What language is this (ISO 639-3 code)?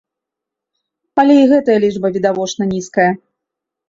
bel